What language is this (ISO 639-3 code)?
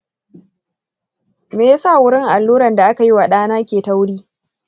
hau